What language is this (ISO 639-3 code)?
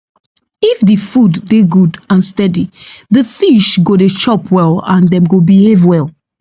pcm